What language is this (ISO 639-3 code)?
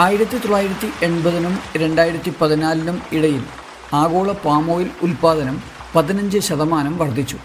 mal